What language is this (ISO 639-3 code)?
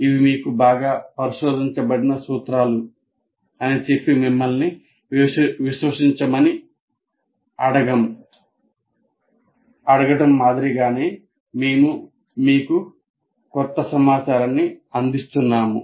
tel